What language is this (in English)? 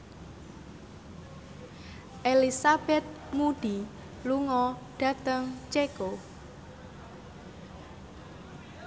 Javanese